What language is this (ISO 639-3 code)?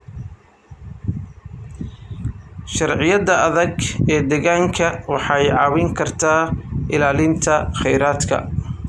som